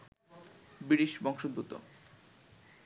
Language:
Bangla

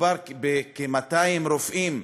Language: Hebrew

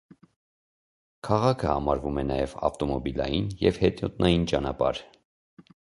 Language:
Armenian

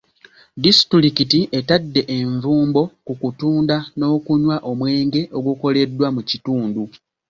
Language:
Ganda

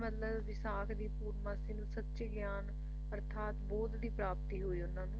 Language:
Punjabi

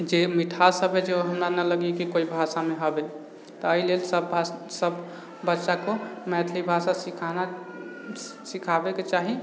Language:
Maithili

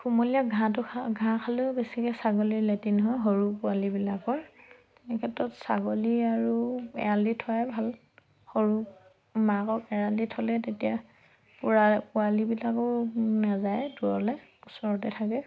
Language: Assamese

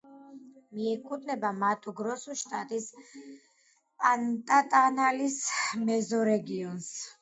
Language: Georgian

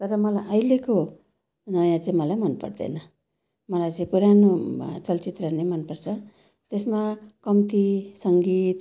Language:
Nepali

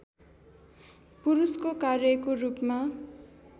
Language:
Nepali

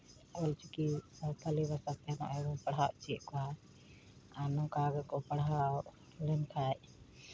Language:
Santali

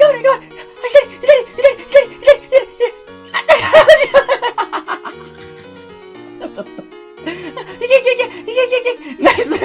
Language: Japanese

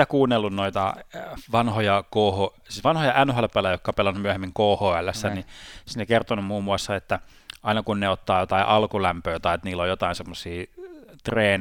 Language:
Finnish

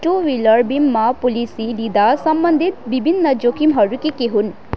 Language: Nepali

